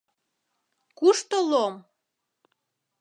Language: Mari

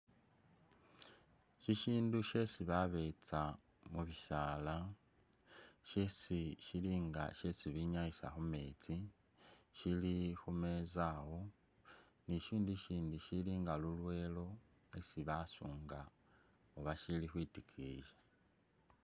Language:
Masaaba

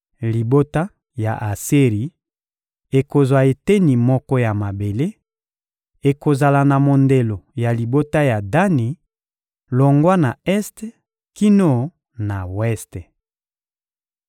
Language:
Lingala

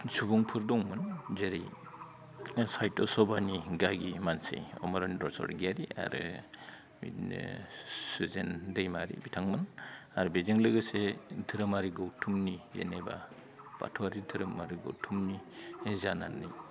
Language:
Bodo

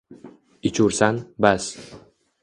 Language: Uzbek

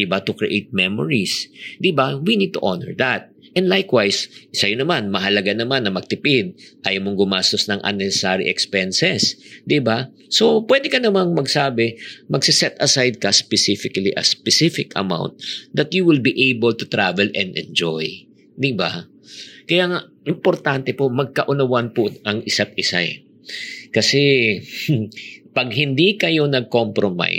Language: Filipino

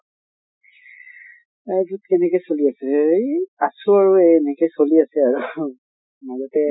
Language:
Assamese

